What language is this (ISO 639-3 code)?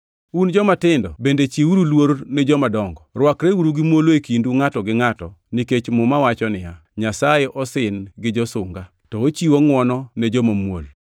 luo